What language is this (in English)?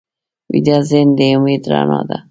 Pashto